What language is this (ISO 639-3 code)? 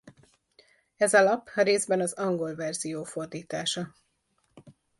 hun